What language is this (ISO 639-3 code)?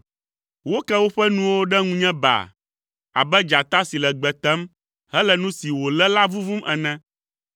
ewe